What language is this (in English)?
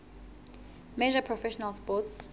Southern Sotho